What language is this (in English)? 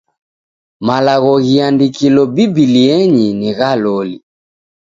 Taita